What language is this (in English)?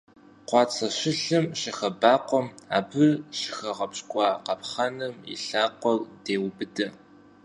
Kabardian